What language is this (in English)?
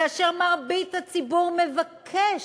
Hebrew